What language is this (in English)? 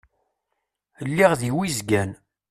Kabyle